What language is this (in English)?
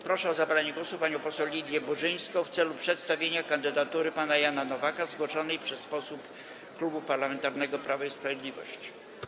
Polish